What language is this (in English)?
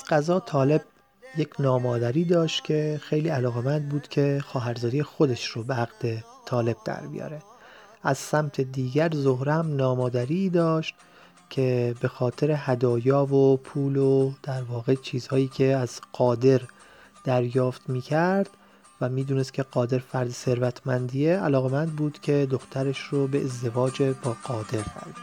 Persian